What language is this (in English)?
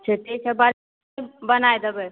Maithili